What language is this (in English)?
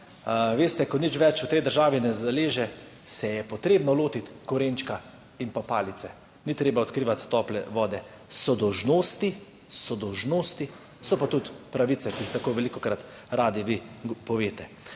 Slovenian